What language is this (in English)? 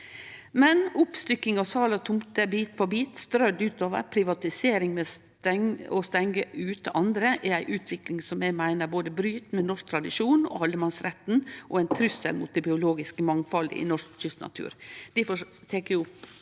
Norwegian